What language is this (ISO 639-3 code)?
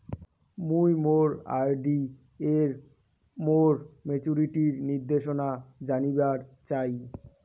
ben